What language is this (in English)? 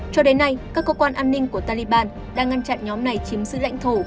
Vietnamese